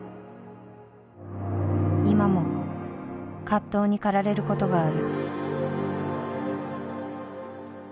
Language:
Japanese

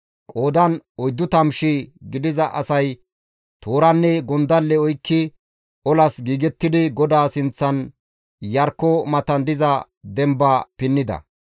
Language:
Gamo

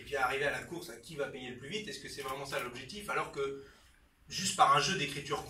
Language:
French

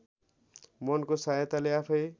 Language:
Nepali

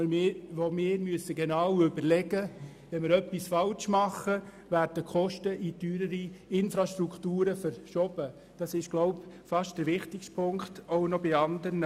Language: Swiss German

